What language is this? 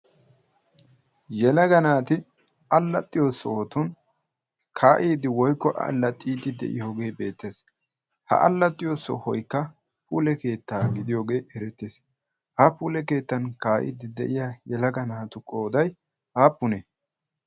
Wolaytta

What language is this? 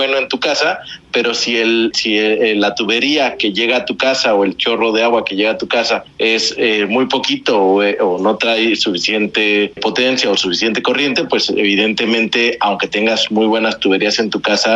Spanish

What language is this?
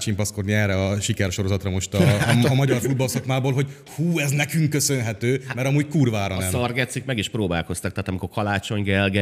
Hungarian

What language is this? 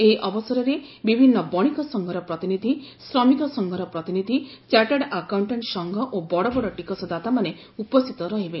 Odia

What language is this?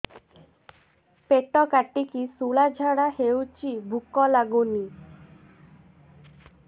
Odia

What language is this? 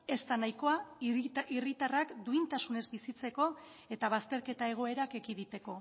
Basque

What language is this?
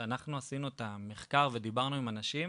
Hebrew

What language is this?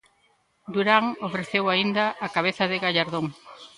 Galician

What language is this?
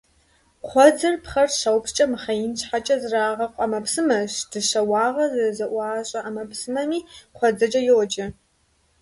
Kabardian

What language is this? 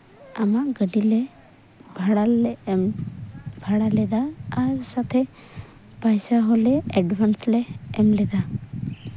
Santali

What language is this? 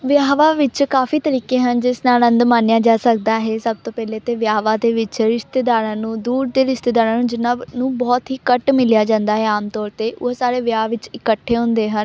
Punjabi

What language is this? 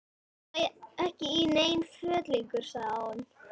Icelandic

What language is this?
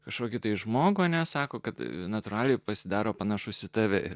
Lithuanian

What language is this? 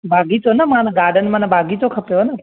Sindhi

